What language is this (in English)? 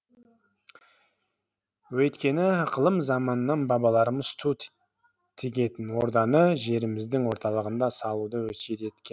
Kazakh